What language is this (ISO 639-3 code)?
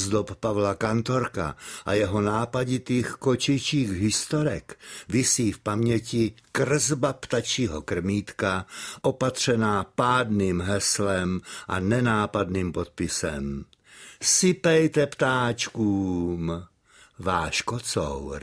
ces